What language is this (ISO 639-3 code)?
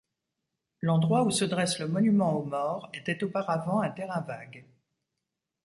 fra